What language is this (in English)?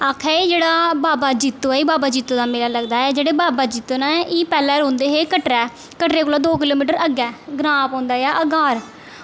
Dogri